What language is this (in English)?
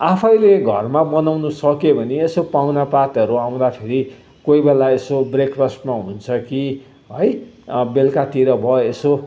Nepali